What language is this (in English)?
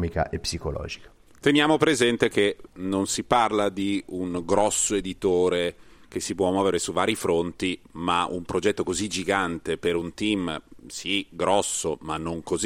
Italian